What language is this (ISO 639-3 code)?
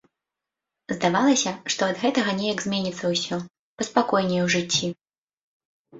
bel